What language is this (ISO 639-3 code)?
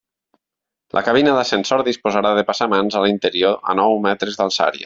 cat